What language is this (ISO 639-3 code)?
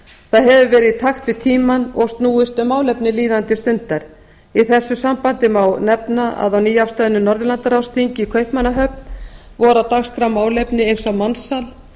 isl